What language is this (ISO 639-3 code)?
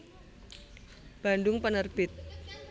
jav